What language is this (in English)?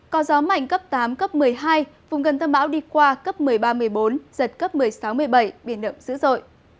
Vietnamese